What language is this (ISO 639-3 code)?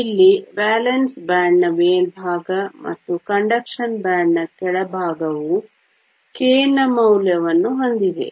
kan